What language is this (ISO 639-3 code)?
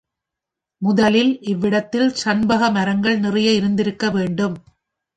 tam